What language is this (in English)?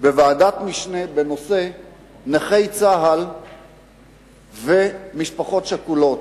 Hebrew